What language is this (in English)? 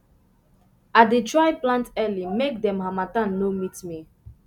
Nigerian Pidgin